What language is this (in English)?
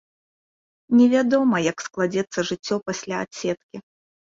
Belarusian